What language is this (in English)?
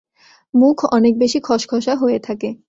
Bangla